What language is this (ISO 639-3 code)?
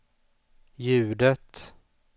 swe